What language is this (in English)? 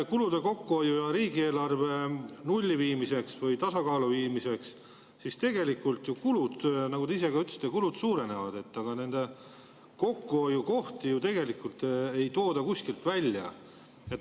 Estonian